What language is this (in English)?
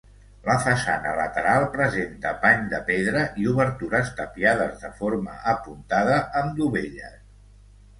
Catalan